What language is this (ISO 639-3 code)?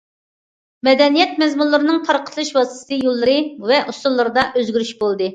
uig